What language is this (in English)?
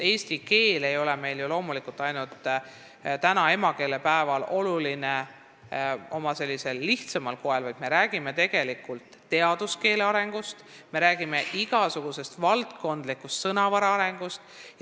Estonian